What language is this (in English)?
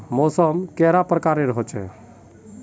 Magahi